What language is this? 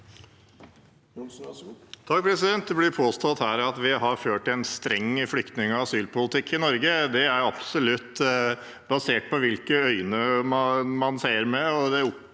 Norwegian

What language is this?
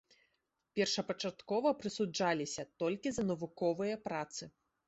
Belarusian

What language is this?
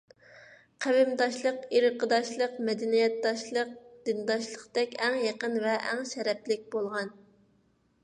Uyghur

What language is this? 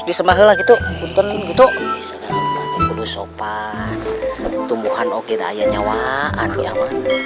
Indonesian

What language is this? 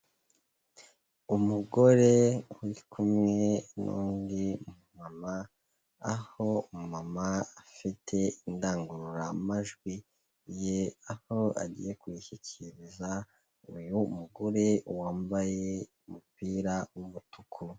Kinyarwanda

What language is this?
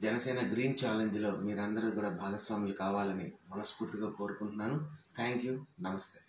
Telugu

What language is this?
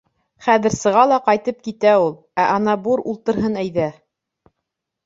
Bashkir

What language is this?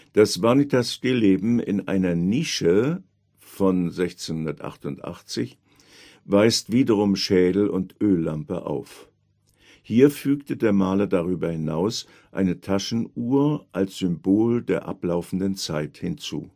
German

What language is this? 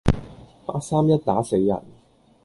Cantonese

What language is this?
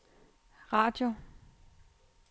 Danish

